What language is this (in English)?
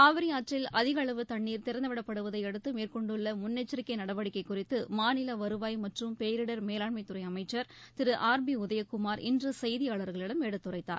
Tamil